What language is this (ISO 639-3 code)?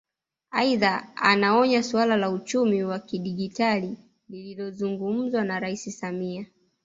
swa